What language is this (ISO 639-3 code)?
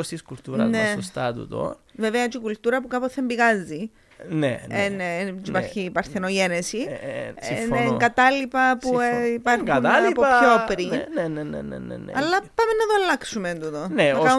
ell